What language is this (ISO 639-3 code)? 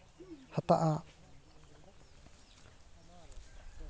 sat